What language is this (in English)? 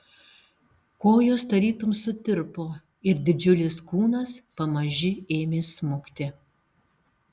Lithuanian